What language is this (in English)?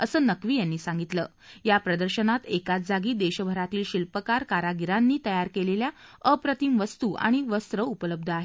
Marathi